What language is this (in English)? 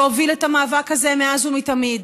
Hebrew